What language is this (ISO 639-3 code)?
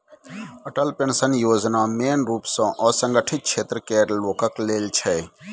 mai